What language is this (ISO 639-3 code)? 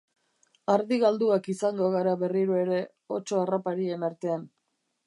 eus